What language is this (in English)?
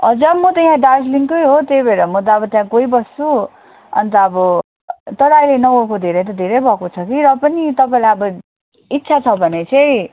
Nepali